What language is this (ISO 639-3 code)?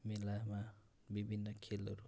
nep